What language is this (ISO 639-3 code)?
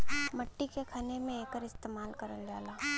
bho